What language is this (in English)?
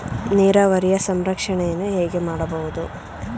Kannada